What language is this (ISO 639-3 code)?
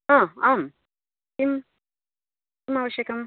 san